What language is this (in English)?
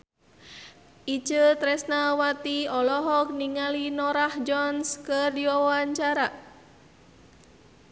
Sundanese